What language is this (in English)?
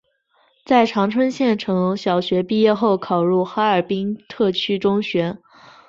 Chinese